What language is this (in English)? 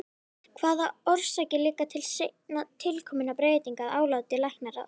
Icelandic